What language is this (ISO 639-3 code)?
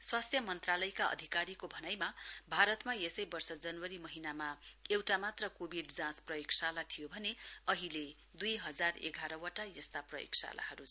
nep